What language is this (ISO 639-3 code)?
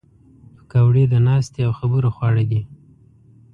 pus